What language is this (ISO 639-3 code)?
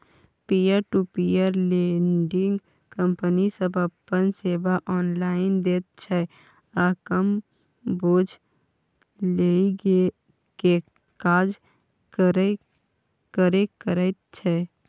mai